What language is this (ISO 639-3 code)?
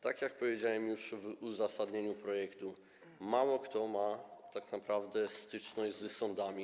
pol